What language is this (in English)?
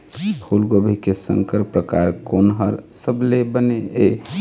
Chhattisgarhi